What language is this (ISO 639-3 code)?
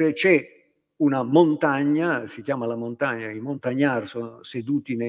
ita